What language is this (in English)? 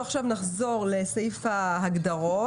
Hebrew